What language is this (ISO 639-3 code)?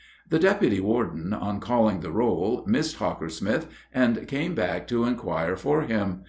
eng